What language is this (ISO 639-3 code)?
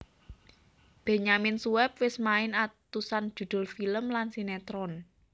jav